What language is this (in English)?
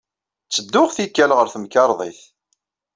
Kabyle